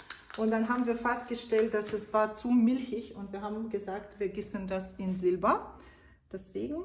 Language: German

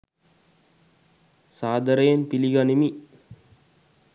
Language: Sinhala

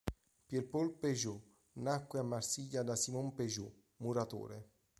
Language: Italian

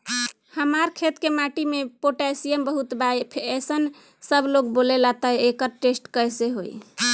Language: Bhojpuri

